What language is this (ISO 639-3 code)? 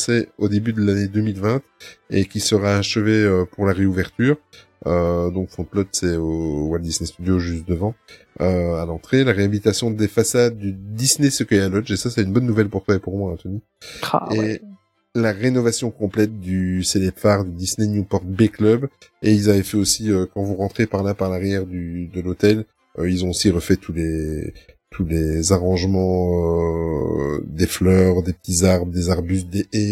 fra